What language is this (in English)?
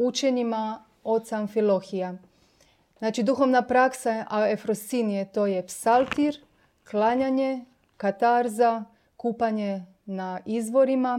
Croatian